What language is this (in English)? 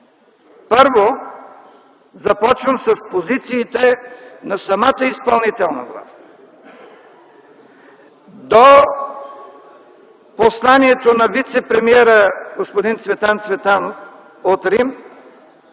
Bulgarian